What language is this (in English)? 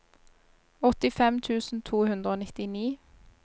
Norwegian